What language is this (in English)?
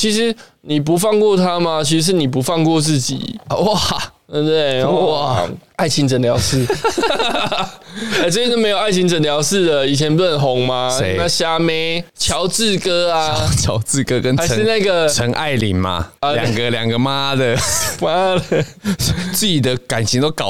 Chinese